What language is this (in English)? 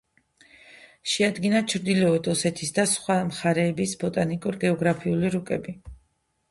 Georgian